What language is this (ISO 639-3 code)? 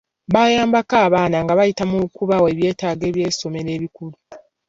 lug